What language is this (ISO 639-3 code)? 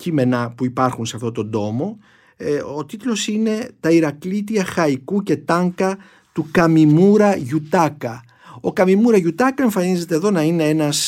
ell